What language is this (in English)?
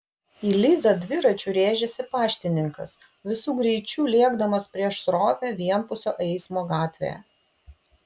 Lithuanian